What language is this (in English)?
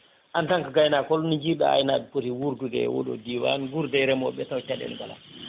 Fula